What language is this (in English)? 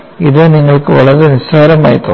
Malayalam